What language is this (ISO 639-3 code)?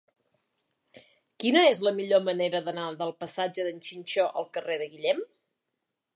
cat